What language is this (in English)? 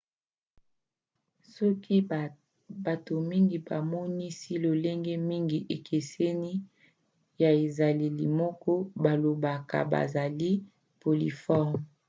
Lingala